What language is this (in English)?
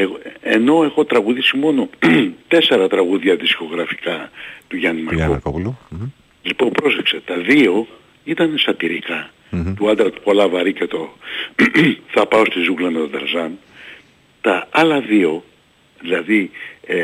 Greek